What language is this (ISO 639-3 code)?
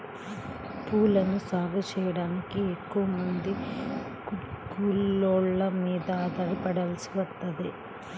tel